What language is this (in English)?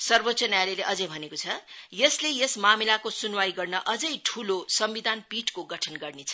Nepali